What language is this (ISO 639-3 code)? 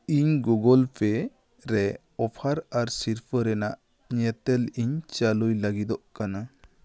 sat